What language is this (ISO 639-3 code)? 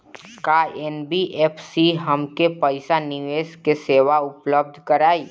bho